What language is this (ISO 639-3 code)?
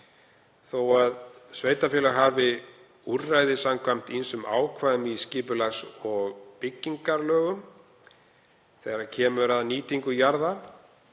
isl